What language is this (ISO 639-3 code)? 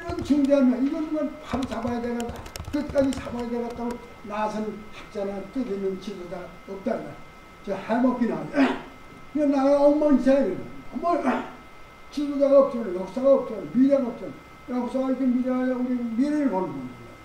kor